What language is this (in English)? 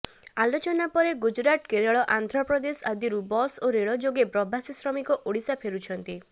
Odia